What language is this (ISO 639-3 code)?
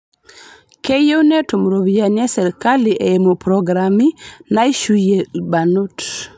mas